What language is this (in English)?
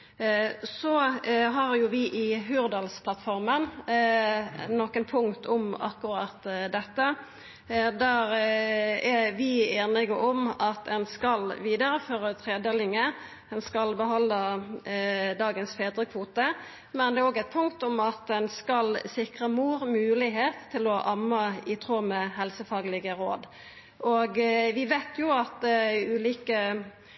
Norwegian Nynorsk